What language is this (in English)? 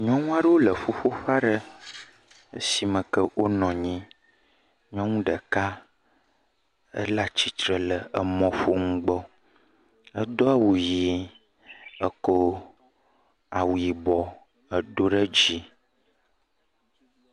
Ewe